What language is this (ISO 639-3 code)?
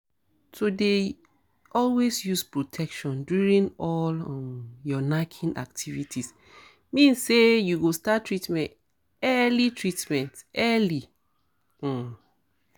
pcm